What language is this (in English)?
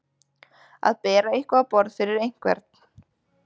Icelandic